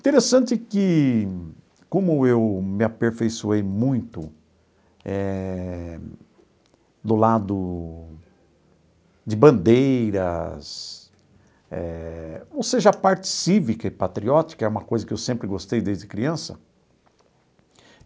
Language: Portuguese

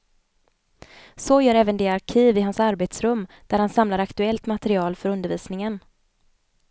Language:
Swedish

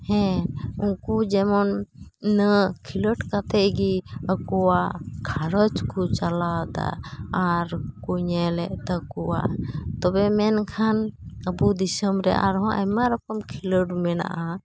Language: Santali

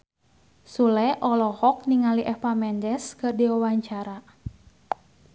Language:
Sundanese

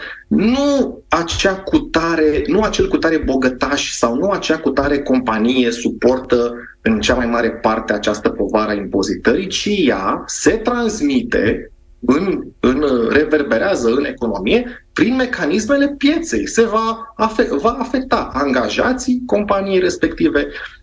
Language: Romanian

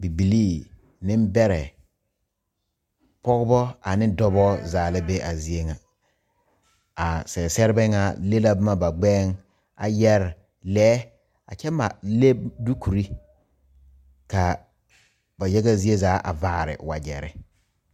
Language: Southern Dagaare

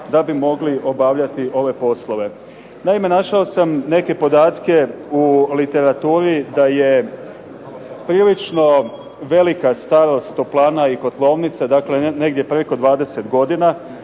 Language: Croatian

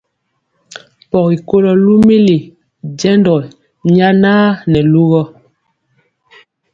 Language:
Mpiemo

